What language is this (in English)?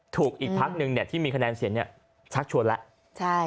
Thai